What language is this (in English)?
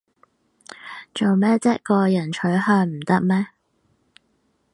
Cantonese